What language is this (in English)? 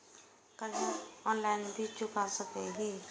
Maithili